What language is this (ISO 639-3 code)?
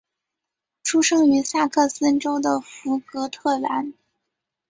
zho